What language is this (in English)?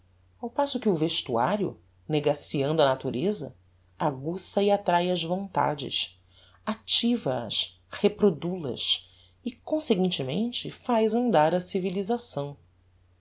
Portuguese